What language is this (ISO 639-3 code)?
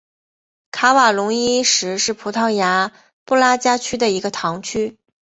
zho